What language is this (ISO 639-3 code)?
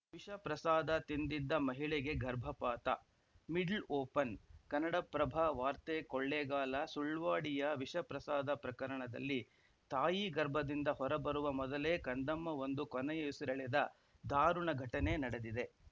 kan